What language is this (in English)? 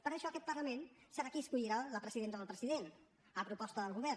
Catalan